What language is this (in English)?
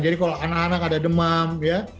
Indonesian